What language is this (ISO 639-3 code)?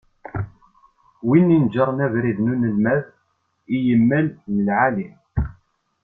kab